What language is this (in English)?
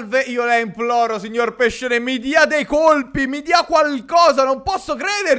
Italian